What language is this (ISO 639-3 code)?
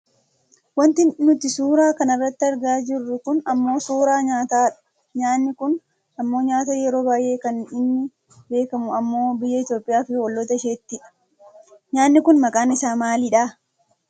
orm